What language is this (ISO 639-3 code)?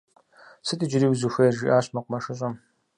kbd